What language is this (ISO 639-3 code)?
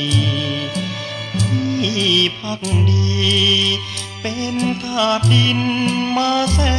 tha